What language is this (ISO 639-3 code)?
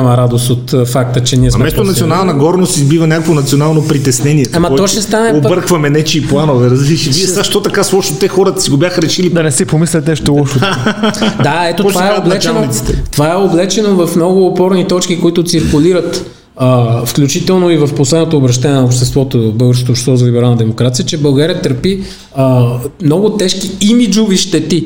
bul